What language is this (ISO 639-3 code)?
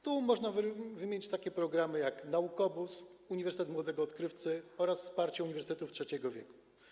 pol